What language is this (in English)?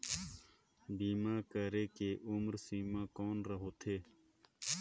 Chhattisgarhi